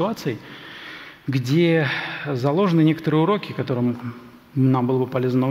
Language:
Russian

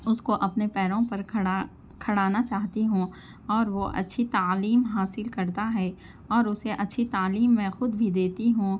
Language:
Urdu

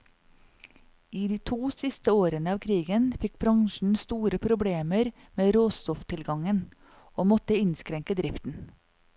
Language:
Norwegian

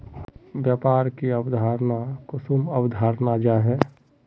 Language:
Magahi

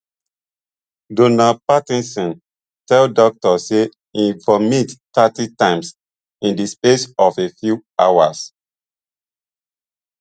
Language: Nigerian Pidgin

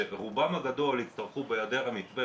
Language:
Hebrew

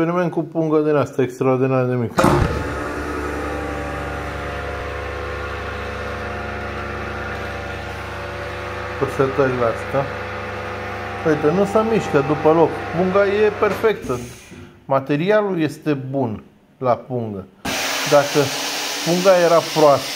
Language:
Romanian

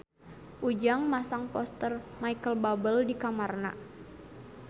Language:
Sundanese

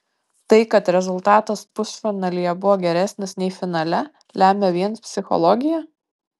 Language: Lithuanian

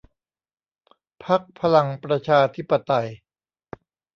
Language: Thai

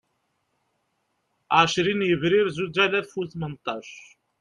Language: Kabyle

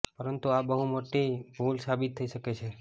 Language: Gujarati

